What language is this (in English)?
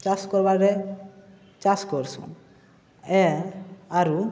Odia